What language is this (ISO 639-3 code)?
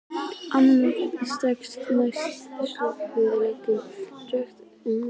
isl